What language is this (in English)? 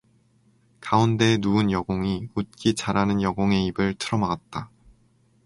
Korean